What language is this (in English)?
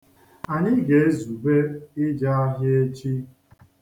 Igbo